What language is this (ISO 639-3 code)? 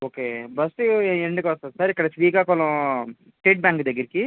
tel